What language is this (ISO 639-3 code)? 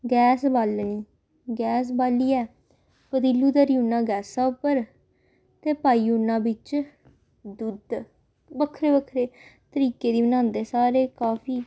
doi